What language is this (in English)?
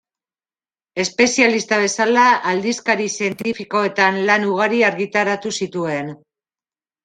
Basque